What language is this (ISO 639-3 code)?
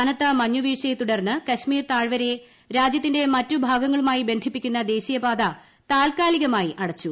mal